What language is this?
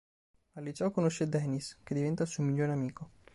Italian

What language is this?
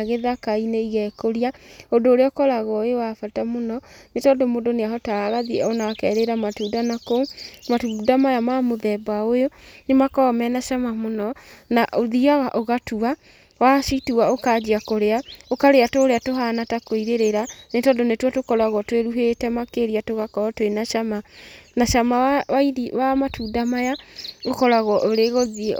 Kikuyu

